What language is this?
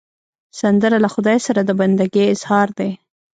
Pashto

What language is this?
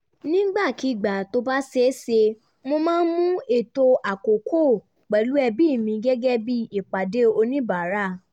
Yoruba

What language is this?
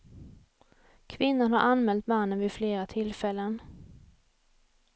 Swedish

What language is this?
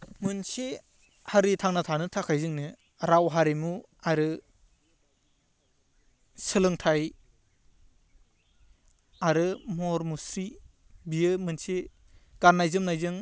Bodo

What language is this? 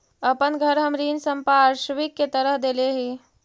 Magahi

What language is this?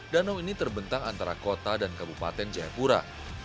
Indonesian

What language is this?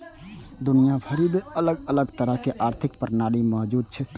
Maithili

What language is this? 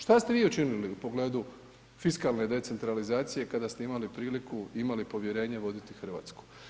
Croatian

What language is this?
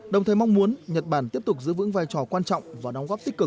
Vietnamese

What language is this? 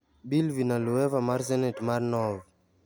Luo (Kenya and Tanzania)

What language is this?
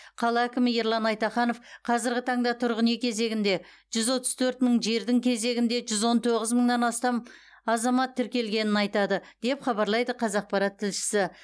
Kazakh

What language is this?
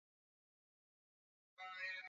Swahili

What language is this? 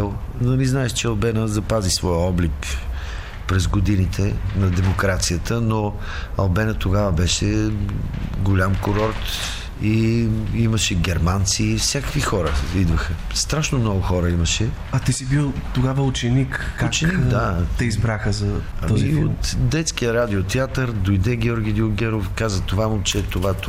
Bulgarian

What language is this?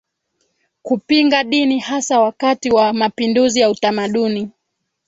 Swahili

